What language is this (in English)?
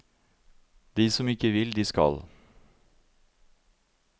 Norwegian